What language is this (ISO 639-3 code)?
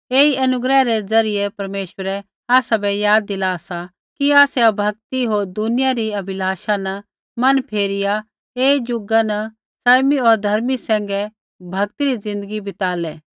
kfx